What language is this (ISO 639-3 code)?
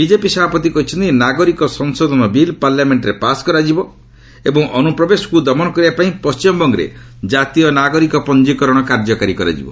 ori